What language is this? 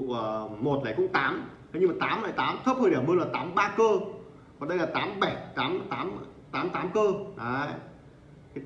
Vietnamese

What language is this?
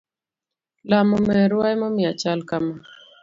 Luo (Kenya and Tanzania)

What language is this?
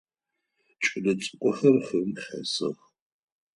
Adyghe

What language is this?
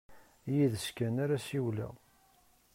Kabyle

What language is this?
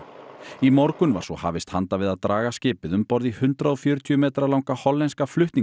Icelandic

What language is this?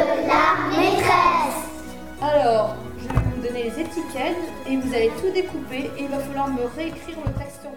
French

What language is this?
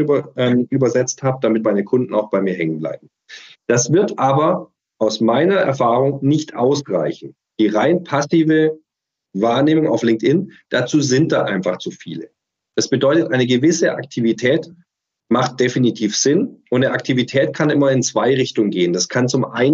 German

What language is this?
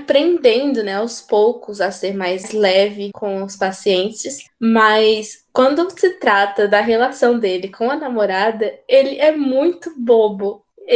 Portuguese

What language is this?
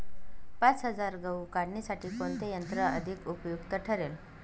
Marathi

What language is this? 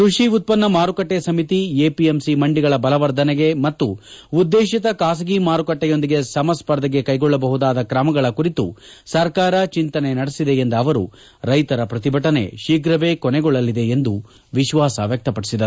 Kannada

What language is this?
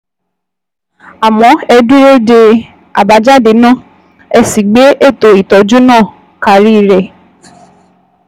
Yoruba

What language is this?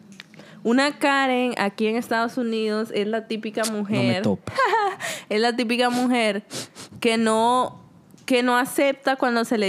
Spanish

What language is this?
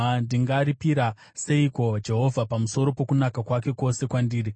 Shona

